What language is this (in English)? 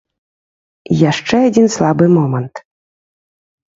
Belarusian